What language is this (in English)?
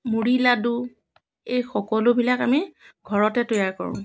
Assamese